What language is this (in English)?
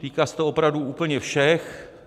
Czech